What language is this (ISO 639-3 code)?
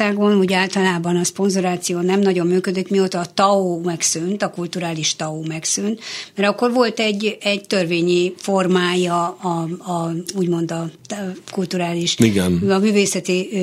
hun